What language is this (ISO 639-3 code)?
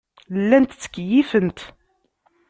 kab